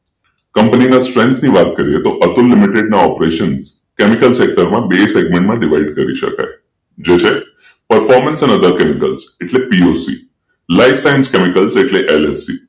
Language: Gujarati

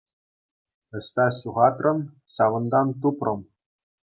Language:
Chuvash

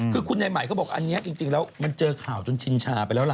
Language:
Thai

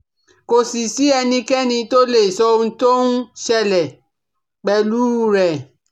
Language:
Yoruba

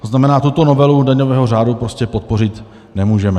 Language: Czech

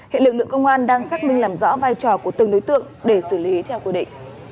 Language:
Vietnamese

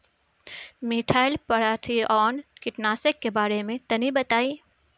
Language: Bhojpuri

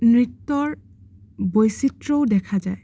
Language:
Assamese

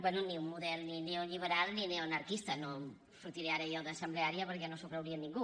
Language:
Catalan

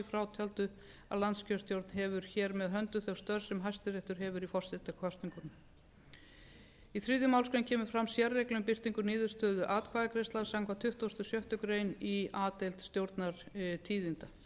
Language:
Icelandic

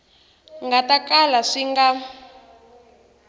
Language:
Tsonga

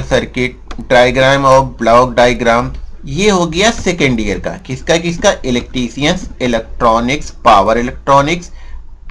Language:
Hindi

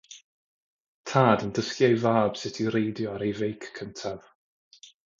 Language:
Welsh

